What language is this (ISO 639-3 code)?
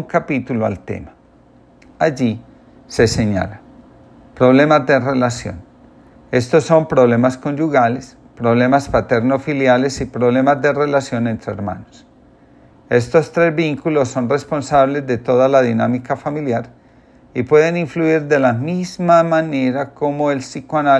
spa